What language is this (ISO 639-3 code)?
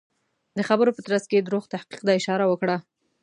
pus